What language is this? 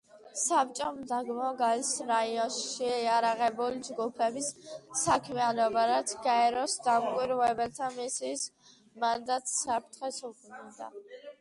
Georgian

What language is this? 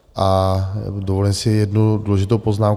Czech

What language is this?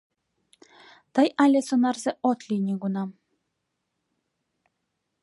Mari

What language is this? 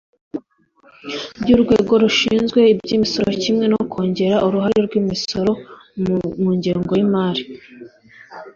Kinyarwanda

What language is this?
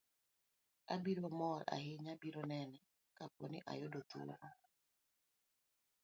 Luo (Kenya and Tanzania)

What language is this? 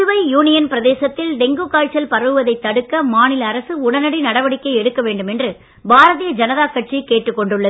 Tamil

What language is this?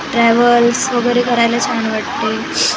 Marathi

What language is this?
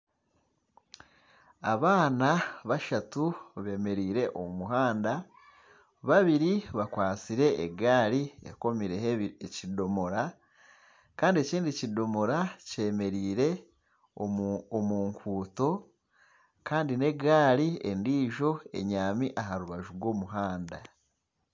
Nyankole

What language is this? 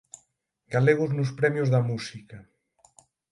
Galician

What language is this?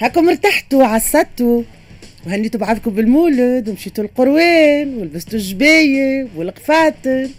Arabic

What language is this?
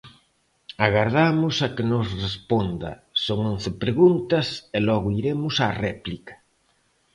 Galician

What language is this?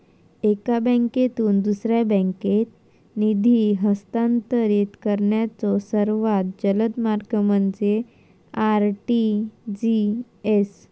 Marathi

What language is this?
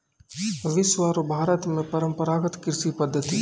Maithili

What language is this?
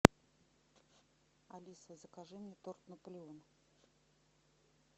Russian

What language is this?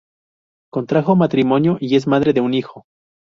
Spanish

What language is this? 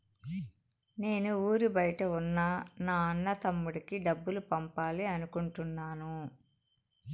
Telugu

